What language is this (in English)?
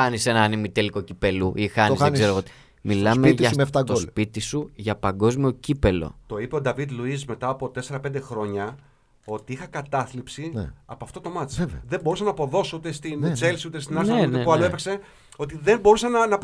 Greek